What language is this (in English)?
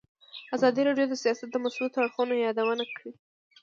Pashto